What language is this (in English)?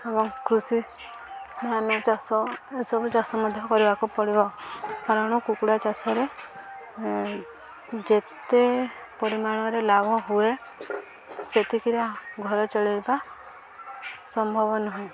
Odia